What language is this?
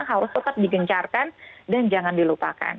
Indonesian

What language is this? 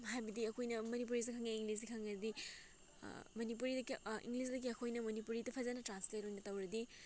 Manipuri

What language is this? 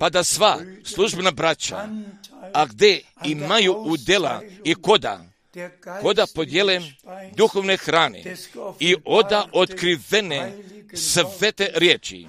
Croatian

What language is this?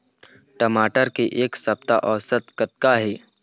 Chhattisgarhi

